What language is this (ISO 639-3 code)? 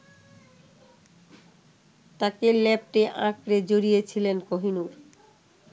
ben